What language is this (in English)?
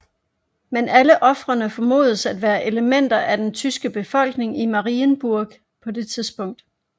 Danish